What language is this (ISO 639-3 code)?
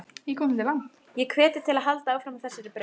isl